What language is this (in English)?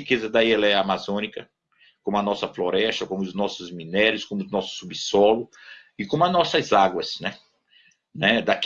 Portuguese